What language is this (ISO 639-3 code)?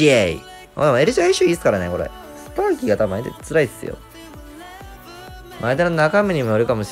jpn